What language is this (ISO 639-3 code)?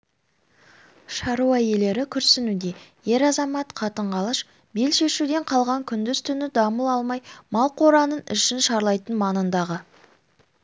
kaz